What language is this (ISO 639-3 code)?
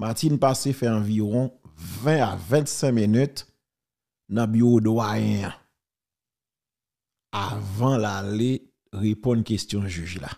fra